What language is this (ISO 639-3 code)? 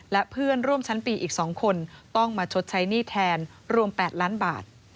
tha